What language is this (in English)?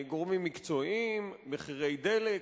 Hebrew